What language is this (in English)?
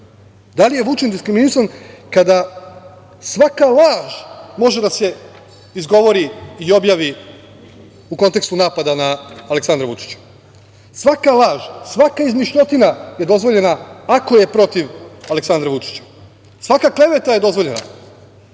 Serbian